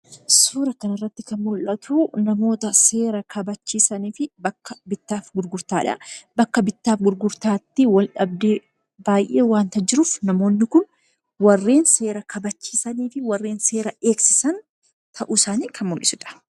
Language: Oromo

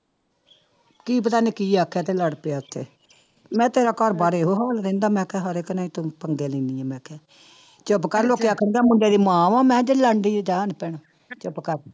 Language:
Punjabi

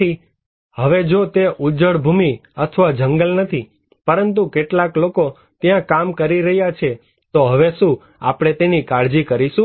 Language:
Gujarati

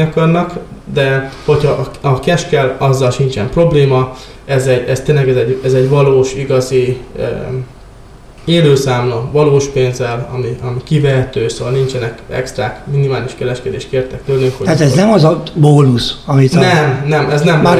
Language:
Hungarian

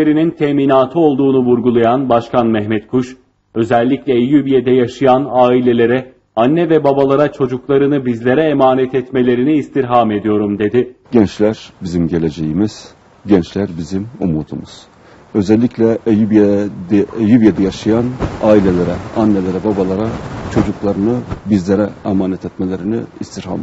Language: Turkish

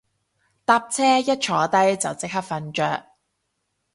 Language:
Cantonese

